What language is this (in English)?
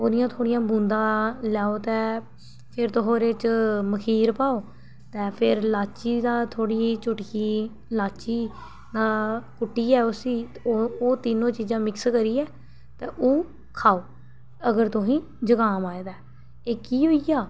Dogri